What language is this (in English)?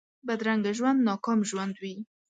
Pashto